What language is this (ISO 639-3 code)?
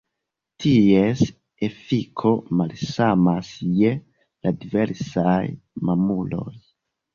epo